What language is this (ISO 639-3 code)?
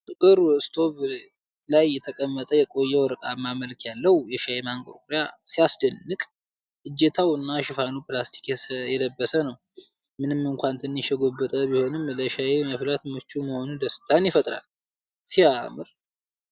amh